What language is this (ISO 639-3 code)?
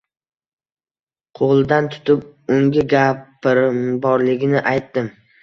uzb